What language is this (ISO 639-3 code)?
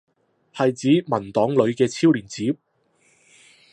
yue